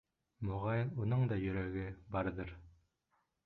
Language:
Bashkir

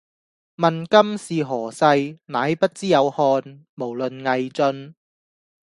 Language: Cantonese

